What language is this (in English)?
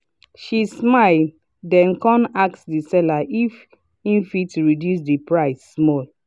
Nigerian Pidgin